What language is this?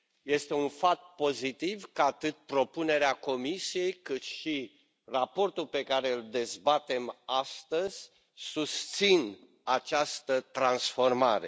Romanian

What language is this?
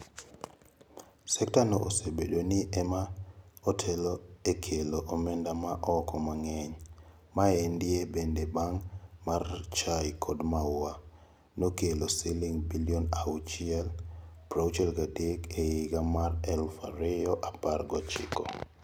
Luo (Kenya and Tanzania)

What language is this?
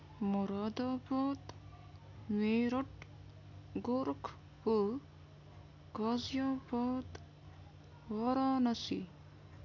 Urdu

